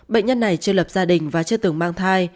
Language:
Vietnamese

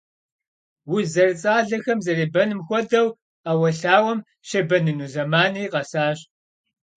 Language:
Kabardian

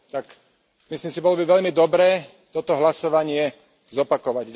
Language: Slovak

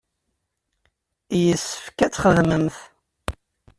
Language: Kabyle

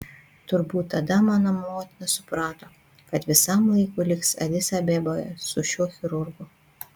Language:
Lithuanian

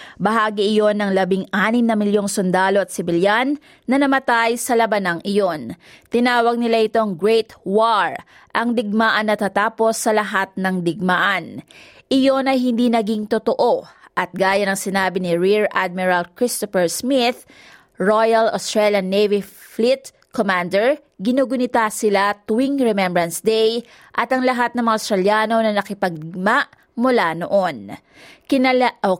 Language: Filipino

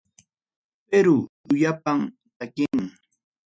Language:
Ayacucho Quechua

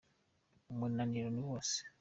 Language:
Kinyarwanda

